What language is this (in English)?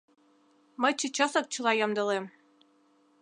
Mari